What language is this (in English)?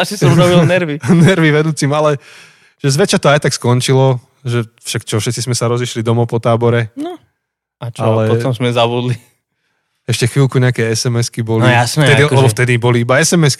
Slovak